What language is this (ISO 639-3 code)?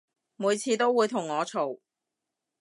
yue